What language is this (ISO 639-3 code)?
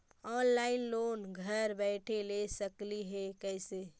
mag